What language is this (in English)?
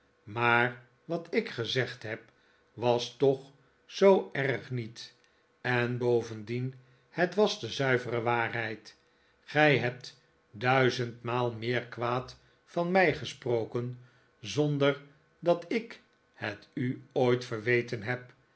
Dutch